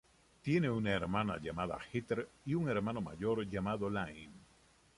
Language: Spanish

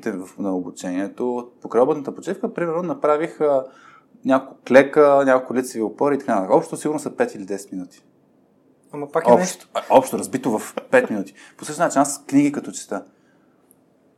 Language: Bulgarian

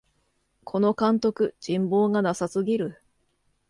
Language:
Japanese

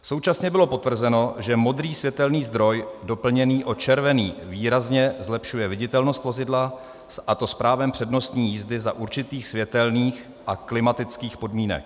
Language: Czech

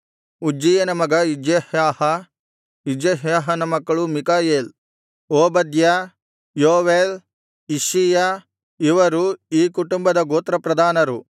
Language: Kannada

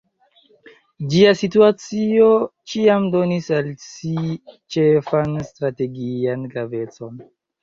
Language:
Esperanto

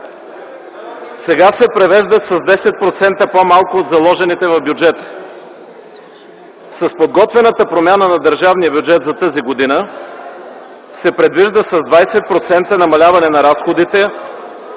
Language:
Bulgarian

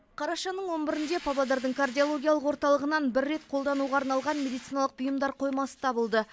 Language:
Kazakh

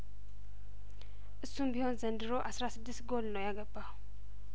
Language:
Amharic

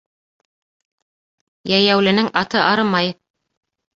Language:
Bashkir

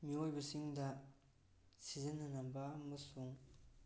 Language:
Manipuri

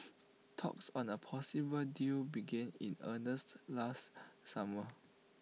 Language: English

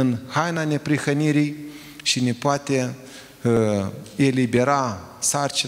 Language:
Romanian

